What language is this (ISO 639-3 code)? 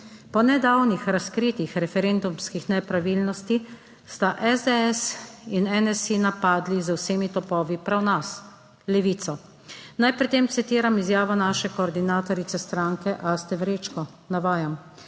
slv